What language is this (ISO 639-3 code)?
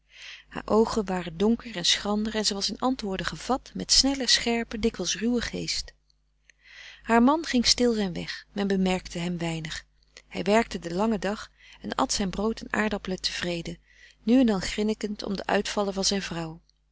nld